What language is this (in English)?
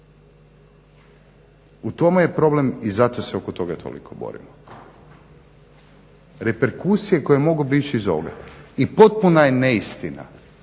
Croatian